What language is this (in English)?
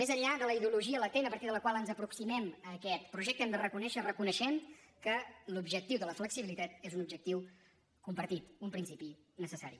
Catalan